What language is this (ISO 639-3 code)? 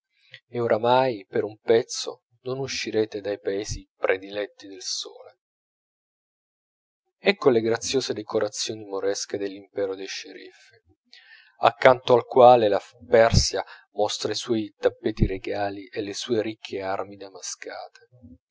ita